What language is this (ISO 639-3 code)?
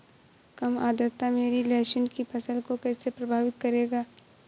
hin